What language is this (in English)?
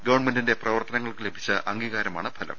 Malayalam